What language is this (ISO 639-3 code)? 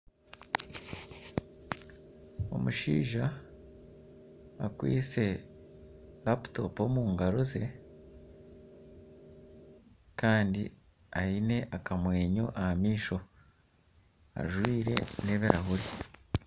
nyn